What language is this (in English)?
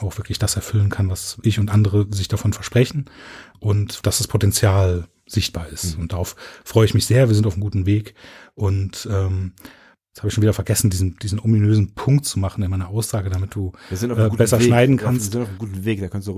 German